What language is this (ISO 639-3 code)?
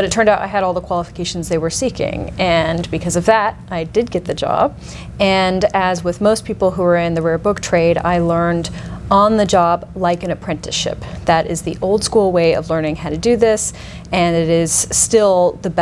eng